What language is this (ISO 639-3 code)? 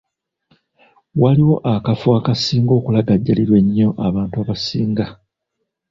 lug